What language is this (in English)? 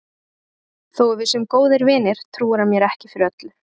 Icelandic